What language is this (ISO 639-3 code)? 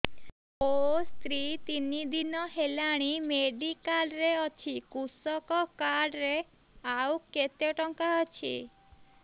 ori